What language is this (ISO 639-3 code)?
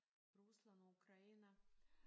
dan